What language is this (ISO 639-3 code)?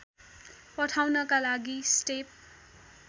nep